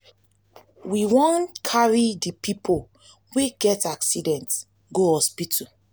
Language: Nigerian Pidgin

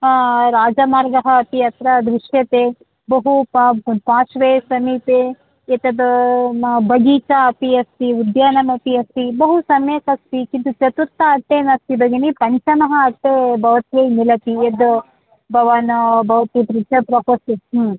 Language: Sanskrit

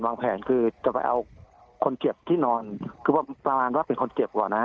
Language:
Thai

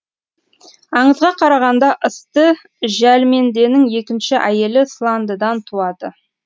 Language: Kazakh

